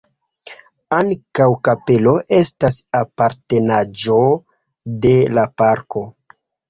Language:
Esperanto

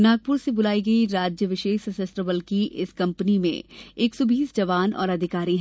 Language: Hindi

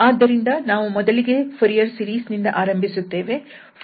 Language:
Kannada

